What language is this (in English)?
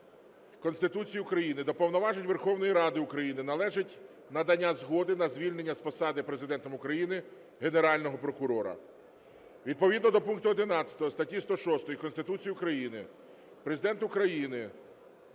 Ukrainian